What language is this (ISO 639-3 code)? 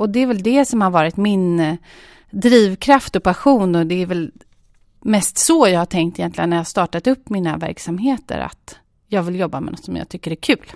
swe